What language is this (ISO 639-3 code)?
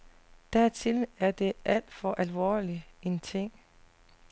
dan